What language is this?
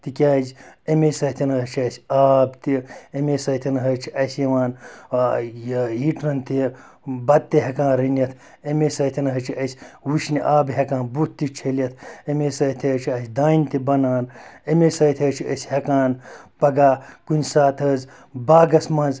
Kashmiri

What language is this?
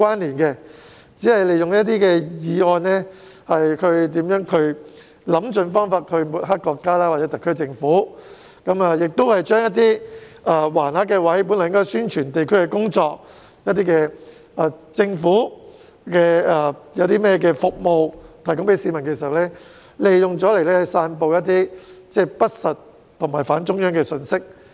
Cantonese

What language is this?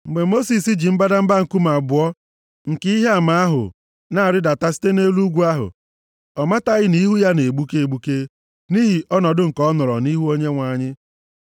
Igbo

